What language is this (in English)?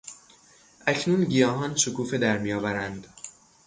Persian